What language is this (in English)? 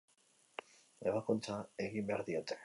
Basque